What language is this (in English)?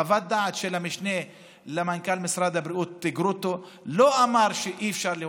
Hebrew